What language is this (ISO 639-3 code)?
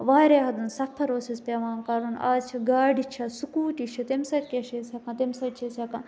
kas